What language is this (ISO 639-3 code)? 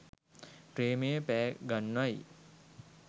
sin